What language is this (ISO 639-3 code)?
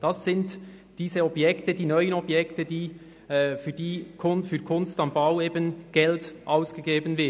gsw